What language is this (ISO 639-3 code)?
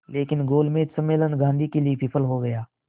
hin